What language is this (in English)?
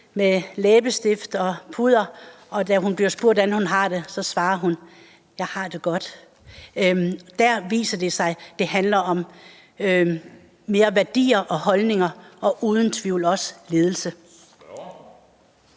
Danish